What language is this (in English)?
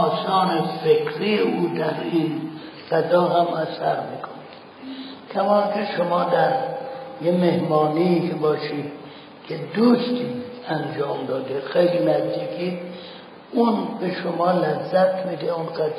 Persian